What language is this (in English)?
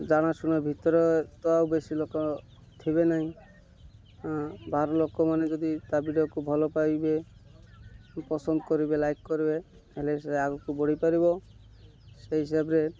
Odia